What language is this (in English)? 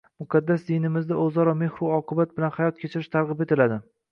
Uzbek